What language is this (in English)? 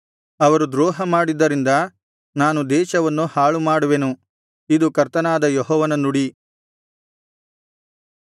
Kannada